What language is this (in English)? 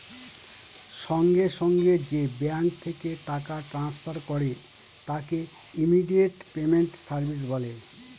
Bangla